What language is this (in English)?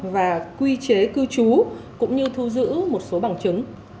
Vietnamese